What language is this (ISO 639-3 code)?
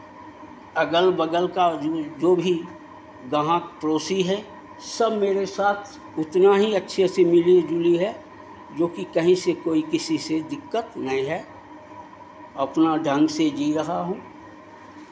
hin